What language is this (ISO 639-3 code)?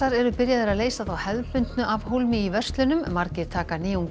isl